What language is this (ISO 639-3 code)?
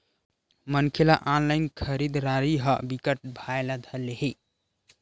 hne